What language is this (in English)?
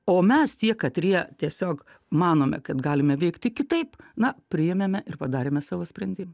Lithuanian